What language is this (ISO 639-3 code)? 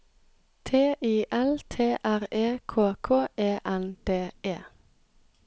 nor